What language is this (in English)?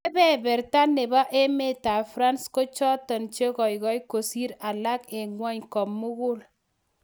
Kalenjin